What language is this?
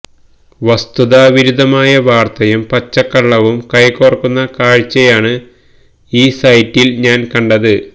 Malayalam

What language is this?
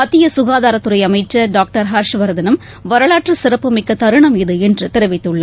Tamil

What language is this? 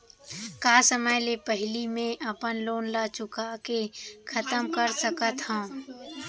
Chhattisgarhi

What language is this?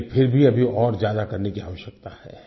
Hindi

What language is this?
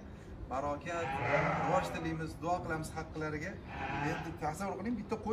Turkish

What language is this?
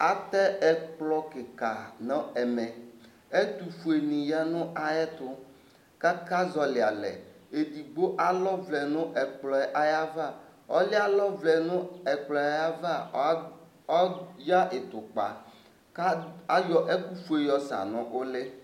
Ikposo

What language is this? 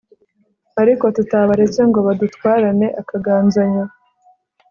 Kinyarwanda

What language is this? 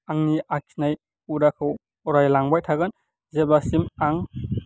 Bodo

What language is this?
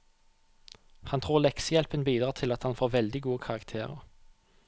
Norwegian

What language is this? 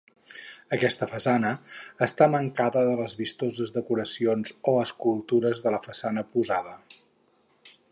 Catalan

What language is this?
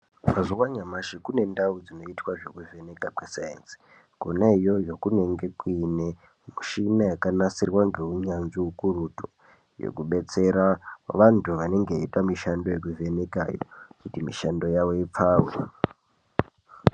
Ndau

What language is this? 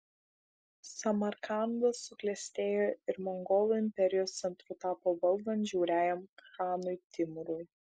Lithuanian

